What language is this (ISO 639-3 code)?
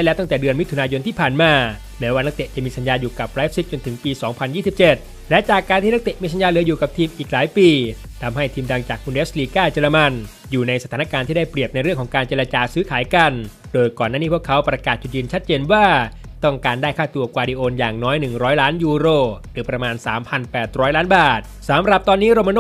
tha